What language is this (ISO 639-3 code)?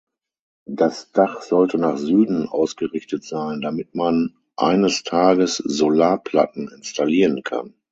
deu